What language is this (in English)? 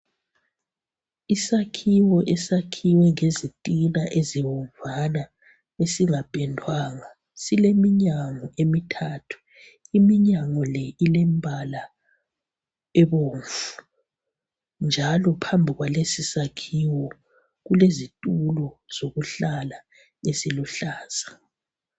North Ndebele